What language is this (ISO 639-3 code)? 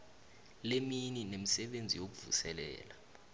nbl